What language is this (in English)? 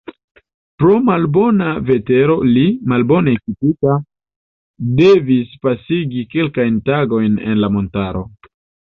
Esperanto